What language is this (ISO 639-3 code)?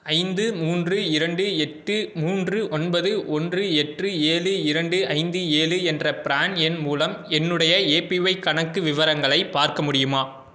tam